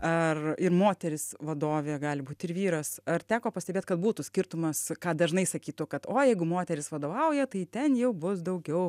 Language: Lithuanian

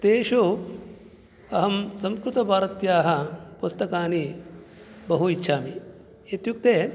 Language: Sanskrit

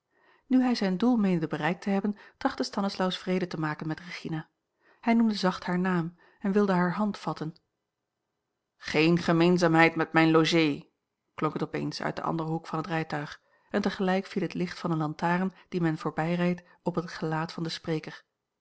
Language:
Dutch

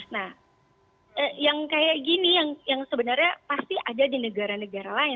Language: Indonesian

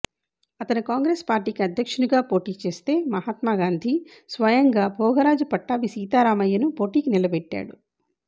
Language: Telugu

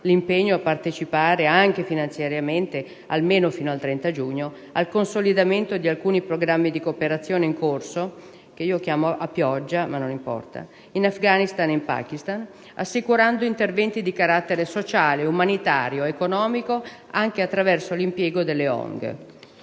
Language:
Italian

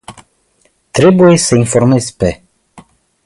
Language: Romanian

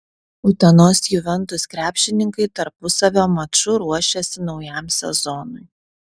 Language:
Lithuanian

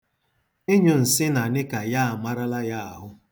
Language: Igbo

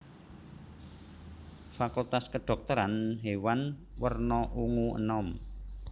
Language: Javanese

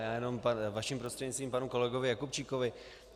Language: Czech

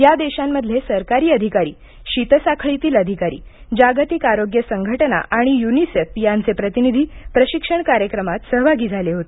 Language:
Marathi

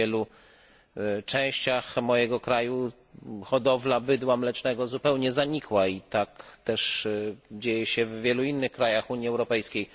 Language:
Polish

